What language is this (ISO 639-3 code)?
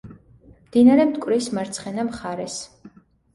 kat